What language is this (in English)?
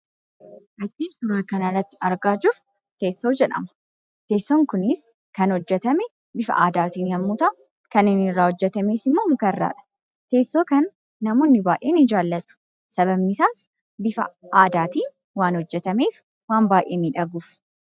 Oromo